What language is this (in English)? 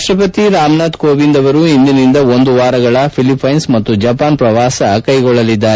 Kannada